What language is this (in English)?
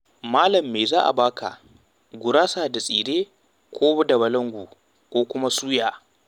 Hausa